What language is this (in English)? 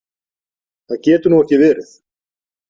Icelandic